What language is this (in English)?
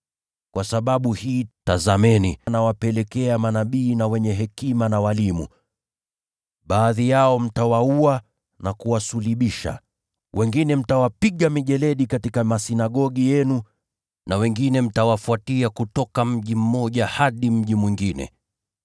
Swahili